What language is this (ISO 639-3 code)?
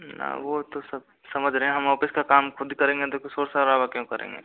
hin